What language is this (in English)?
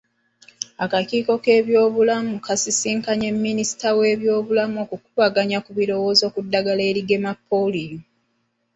Ganda